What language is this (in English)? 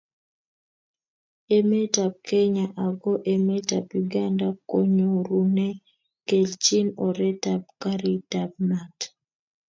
Kalenjin